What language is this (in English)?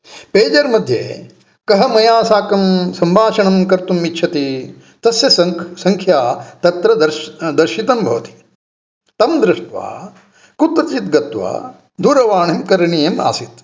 Sanskrit